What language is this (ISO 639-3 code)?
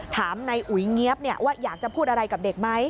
tha